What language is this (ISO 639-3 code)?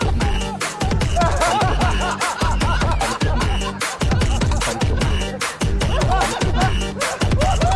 ind